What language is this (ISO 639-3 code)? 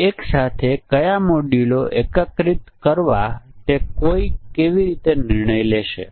guj